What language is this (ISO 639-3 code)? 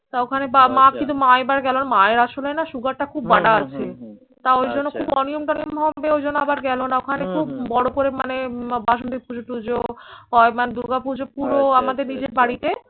ben